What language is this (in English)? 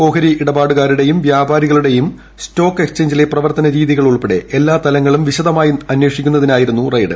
Malayalam